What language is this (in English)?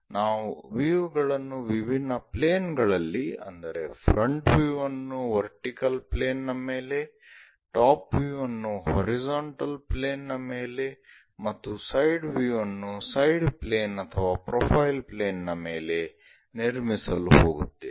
Kannada